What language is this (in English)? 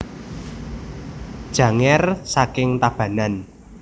Javanese